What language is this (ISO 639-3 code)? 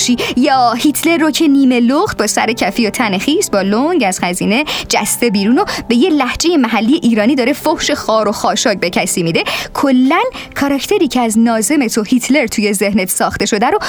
fas